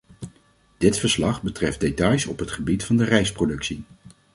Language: Dutch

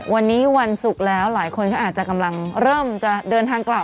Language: Thai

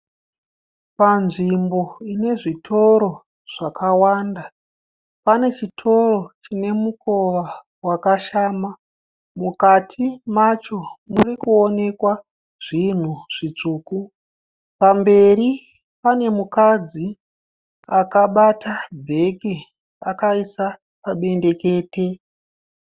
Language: Shona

